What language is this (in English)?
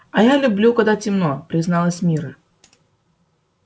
Russian